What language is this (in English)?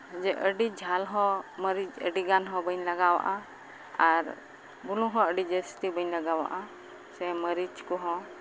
Santali